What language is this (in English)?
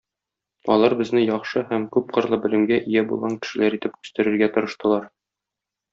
Tatar